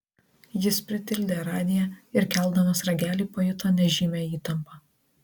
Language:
Lithuanian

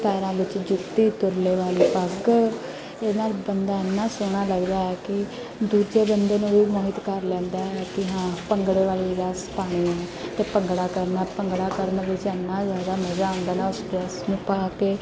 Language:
Punjabi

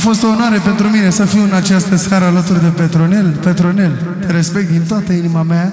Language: Romanian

